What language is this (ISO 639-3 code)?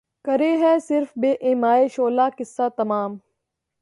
urd